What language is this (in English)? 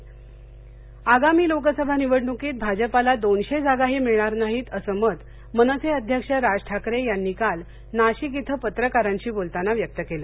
Marathi